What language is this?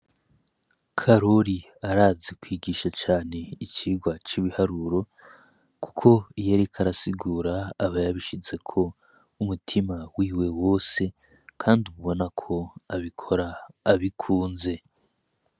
Rundi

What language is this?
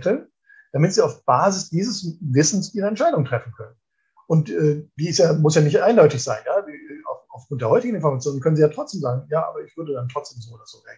German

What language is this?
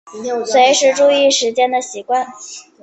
Chinese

